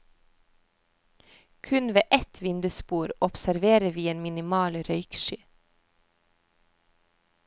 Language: Norwegian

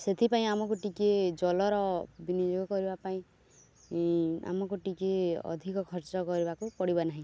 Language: Odia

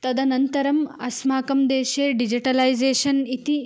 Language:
Sanskrit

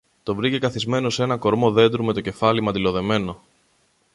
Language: Greek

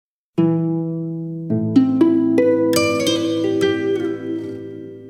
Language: Ukrainian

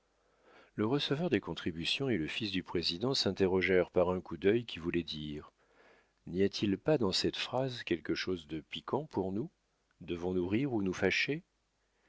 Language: French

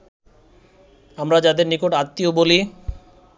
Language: Bangla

